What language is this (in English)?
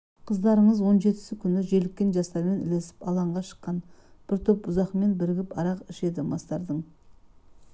Kazakh